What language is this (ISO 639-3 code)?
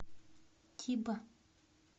rus